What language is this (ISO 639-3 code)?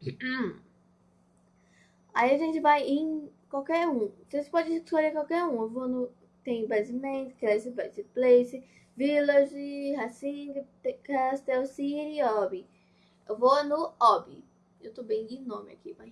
por